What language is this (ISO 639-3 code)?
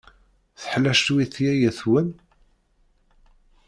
kab